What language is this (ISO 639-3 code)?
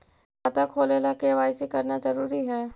mag